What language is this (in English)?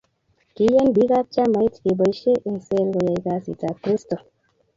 Kalenjin